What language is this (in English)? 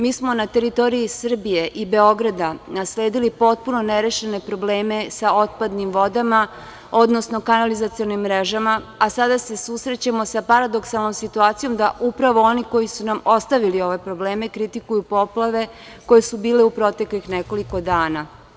Serbian